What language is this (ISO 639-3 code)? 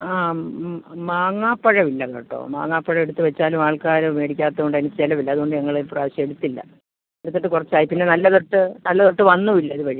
mal